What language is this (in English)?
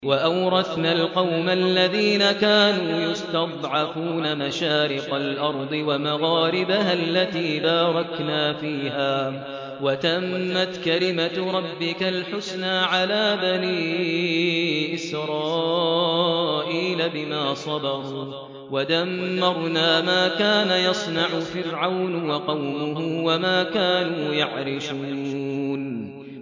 Arabic